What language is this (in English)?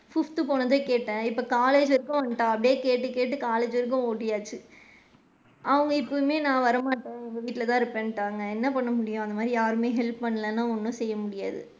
Tamil